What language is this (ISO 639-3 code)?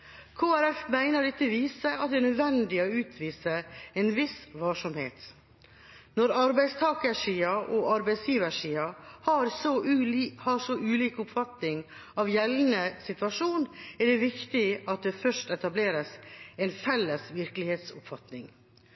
nob